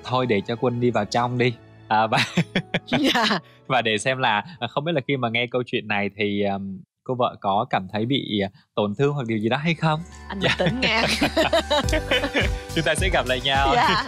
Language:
Vietnamese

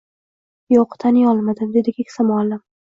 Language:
Uzbek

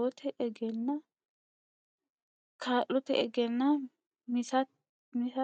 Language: Sidamo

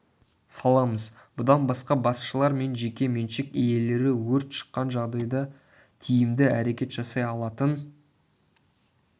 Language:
Kazakh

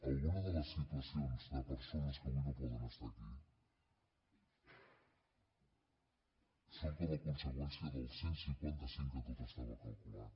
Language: Catalan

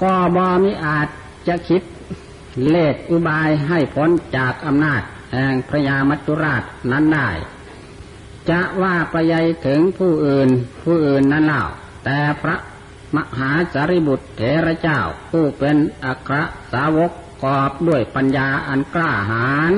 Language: Thai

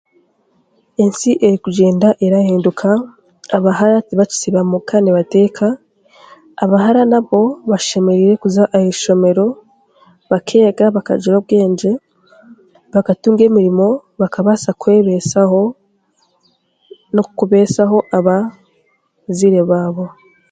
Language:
Chiga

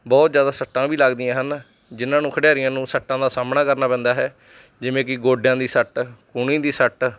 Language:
Punjabi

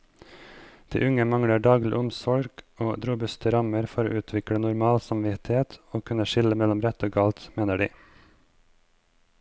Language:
Norwegian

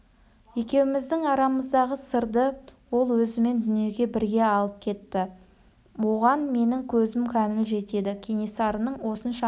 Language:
Kazakh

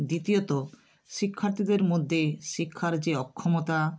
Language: Bangla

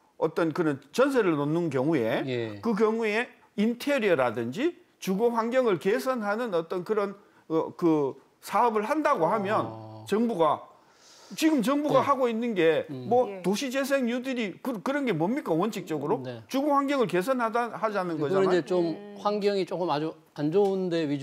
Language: Korean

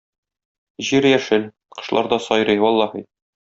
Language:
Tatar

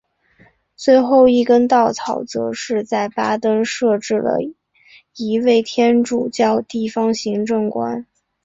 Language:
Chinese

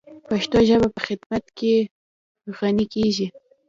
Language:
Pashto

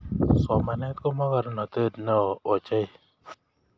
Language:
Kalenjin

